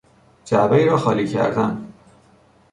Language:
Persian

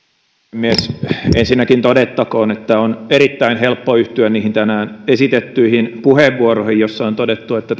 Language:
Finnish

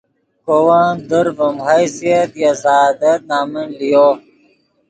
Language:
Yidgha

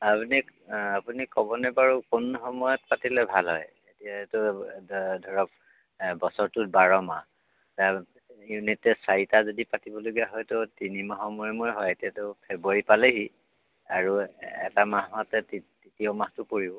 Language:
Assamese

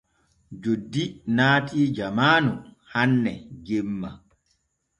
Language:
Borgu Fulfulde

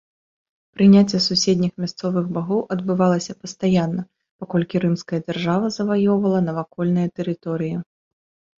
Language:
Belarusian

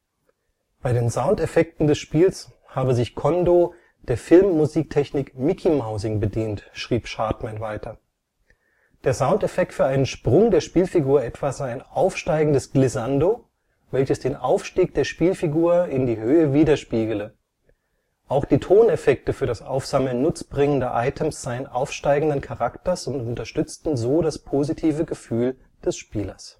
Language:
German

